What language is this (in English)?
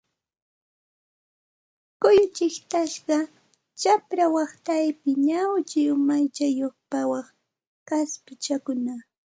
Santa Ana de Tusi Pasco Quechua